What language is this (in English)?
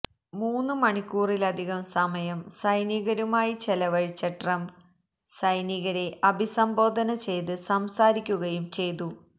Malayalam